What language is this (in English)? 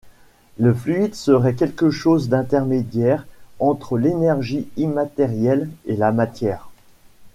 French